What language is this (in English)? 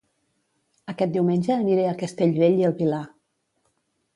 Catalan